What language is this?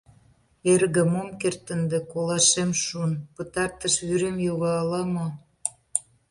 Mari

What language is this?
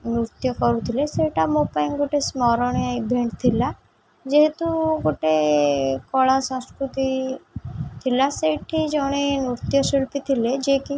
Odia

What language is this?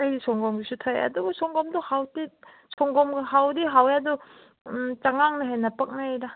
Manipuri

